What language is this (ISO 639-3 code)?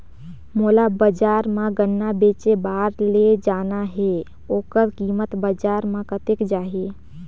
hne